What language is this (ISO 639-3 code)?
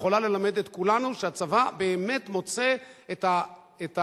heb